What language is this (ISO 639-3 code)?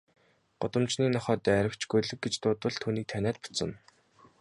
mon